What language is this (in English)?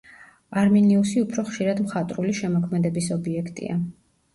Georgian